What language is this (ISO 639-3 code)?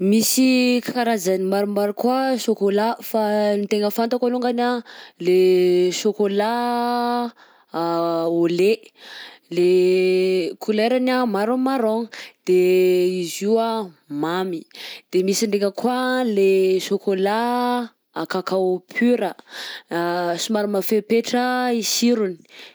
bzc